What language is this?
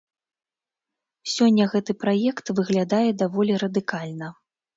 Belarusian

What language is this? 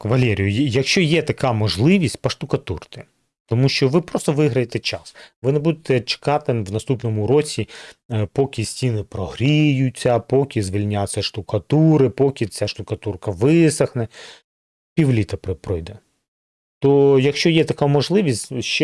Ukrainian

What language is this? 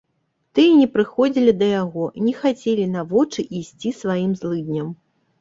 Belarusian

